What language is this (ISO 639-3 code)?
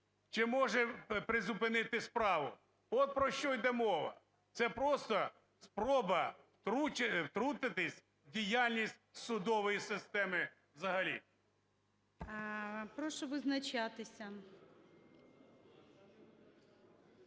ukr